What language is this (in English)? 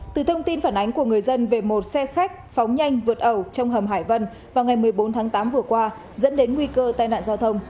Vietnamese